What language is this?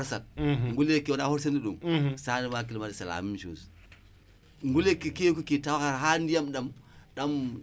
Wolof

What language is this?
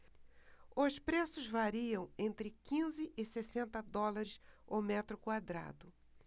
Portuguese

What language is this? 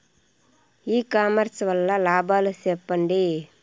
Telugu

